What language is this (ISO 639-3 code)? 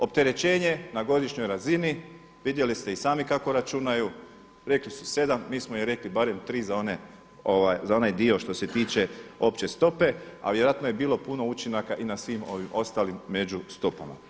hrv